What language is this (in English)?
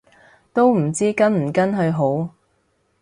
Cantonese